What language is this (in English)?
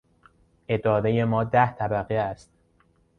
Persian